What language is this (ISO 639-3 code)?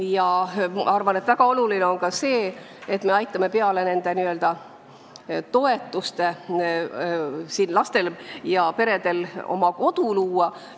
est